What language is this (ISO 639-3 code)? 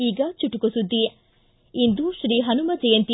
kan